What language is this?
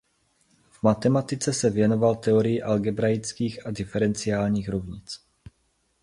Czech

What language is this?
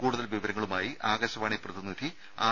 Malayalam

